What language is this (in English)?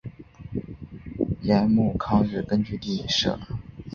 Chinese